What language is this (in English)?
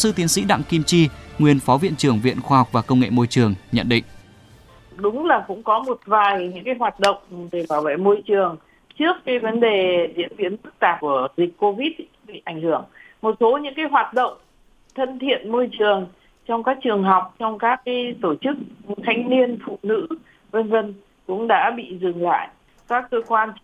Vietnamese